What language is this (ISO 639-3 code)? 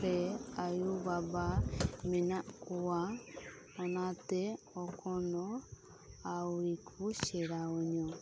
sat